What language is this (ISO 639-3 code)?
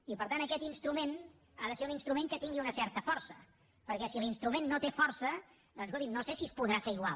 cat